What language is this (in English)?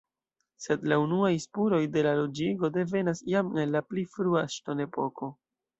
Esperanto